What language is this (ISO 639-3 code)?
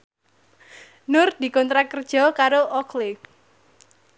jav